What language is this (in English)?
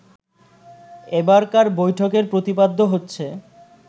Bangla